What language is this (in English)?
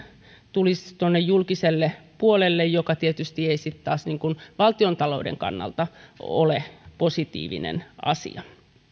Finnish